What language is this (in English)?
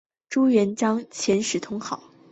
Chinese